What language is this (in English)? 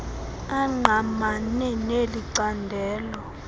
Xhosa